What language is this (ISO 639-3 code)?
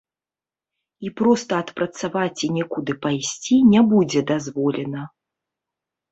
bel